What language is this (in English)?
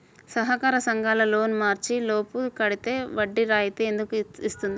Telugu